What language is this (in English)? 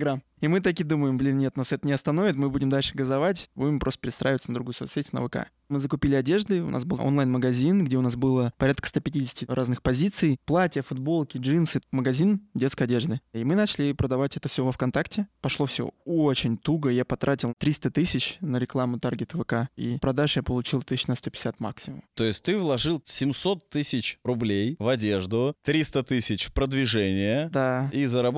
Russian